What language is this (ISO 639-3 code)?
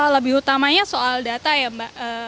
ind